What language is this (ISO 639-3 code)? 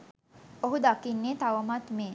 sin